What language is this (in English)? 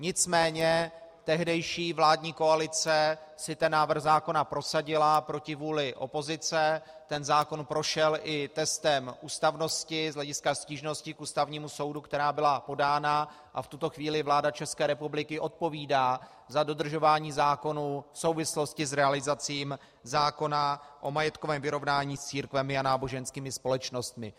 Czech